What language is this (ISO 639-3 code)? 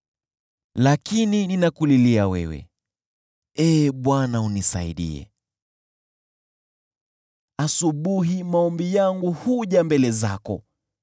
swa